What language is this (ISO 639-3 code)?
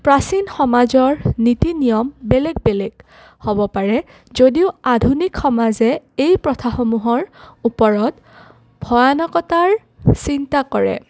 asm